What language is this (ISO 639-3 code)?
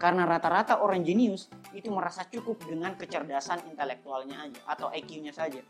ind